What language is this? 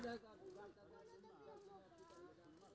Maithili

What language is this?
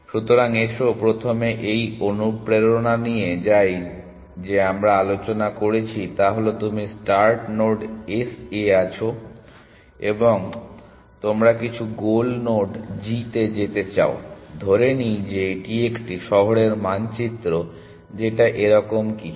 Bangla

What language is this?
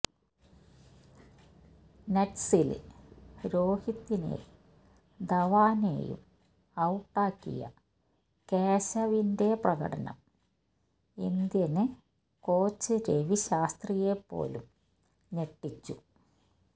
Malayalam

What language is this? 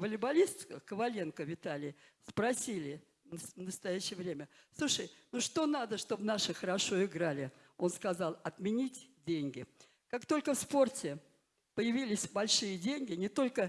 Russian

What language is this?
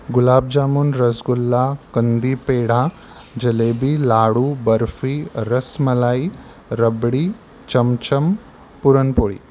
Marathi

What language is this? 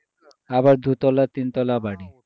Bangla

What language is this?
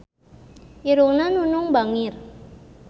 Sundanese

